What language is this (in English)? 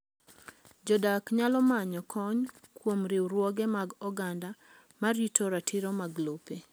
Luo (Kenya and Tanzania)